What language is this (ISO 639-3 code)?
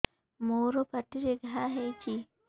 ori